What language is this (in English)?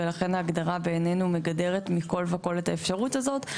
Hebrew